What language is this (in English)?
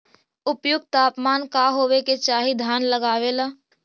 Magahi